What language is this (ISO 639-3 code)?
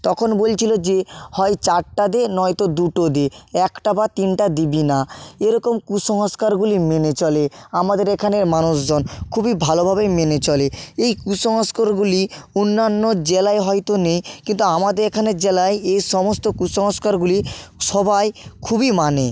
ben